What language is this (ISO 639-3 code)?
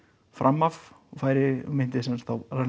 isl